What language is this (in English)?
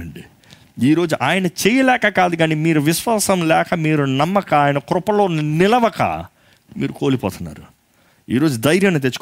Telugu